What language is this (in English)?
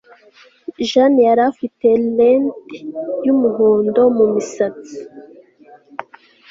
Kinyarwanda